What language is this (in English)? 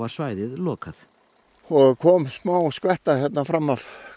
Icelandic